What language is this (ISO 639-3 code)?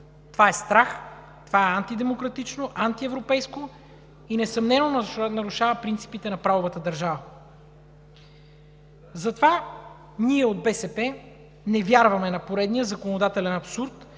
bul